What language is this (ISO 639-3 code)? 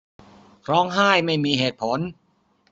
tha